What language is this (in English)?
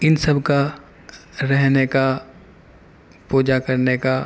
Urdu